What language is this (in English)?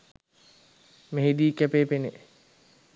Sinhala